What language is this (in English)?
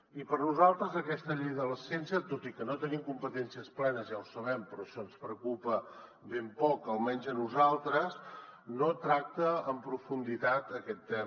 Catalan